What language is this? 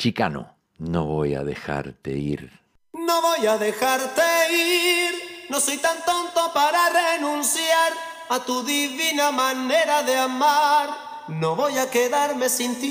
Spanish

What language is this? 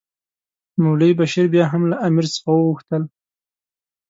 Pashto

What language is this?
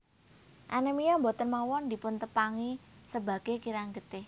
Javanese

